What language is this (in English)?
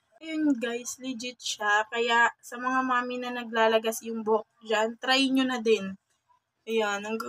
Filipino